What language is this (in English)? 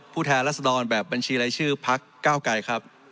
Thai